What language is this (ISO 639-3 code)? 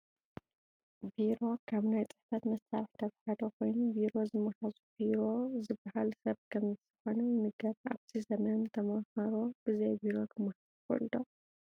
tir